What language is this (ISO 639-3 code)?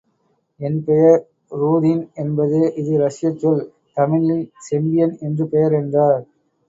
tam